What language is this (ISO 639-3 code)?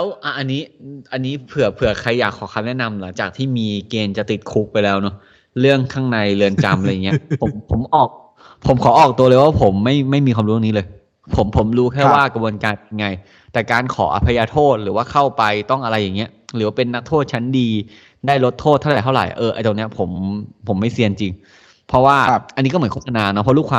tha